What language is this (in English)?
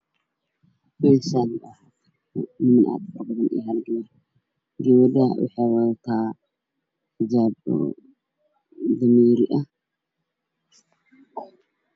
Somali